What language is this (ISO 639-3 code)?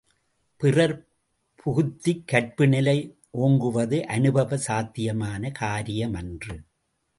tam